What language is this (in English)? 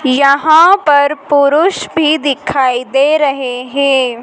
Hindi